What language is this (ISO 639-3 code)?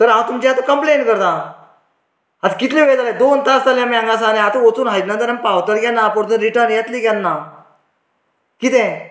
kok